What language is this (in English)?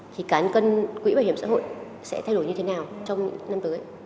Vietnamese